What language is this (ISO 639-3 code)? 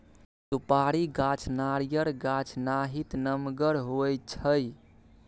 mai